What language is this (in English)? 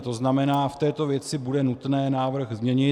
Czech